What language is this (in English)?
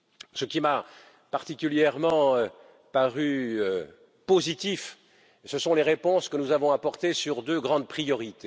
French